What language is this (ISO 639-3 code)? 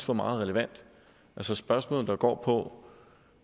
dan